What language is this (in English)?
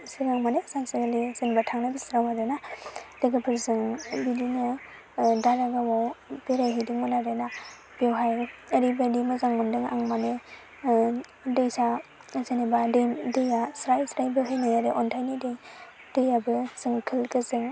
Bodo